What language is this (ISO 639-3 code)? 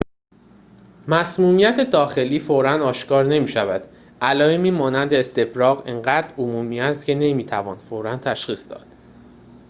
fas